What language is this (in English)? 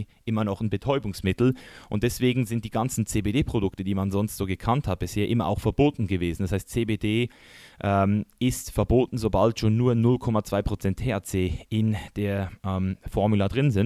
German